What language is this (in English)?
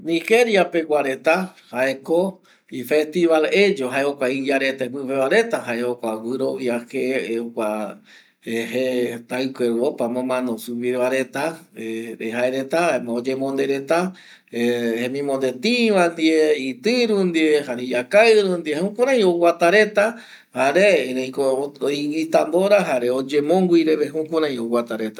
Eastern Bolivian Guaraní